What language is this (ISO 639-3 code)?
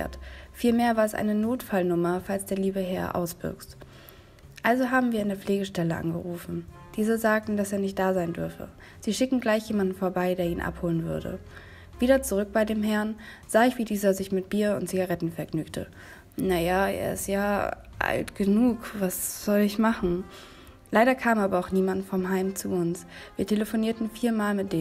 deu